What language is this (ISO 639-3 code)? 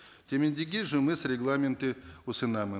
kaz